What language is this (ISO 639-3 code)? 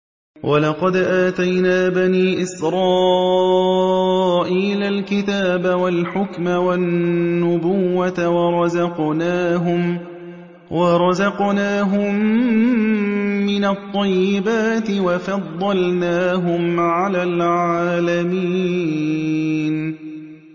ara